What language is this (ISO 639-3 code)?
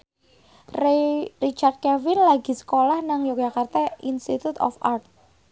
jav